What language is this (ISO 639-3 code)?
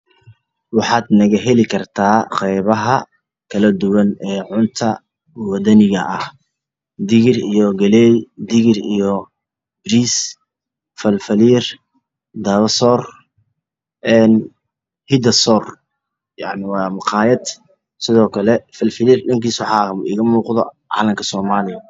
som